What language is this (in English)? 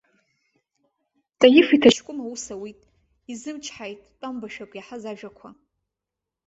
Abkhazian